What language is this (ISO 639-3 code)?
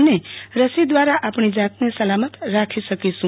guj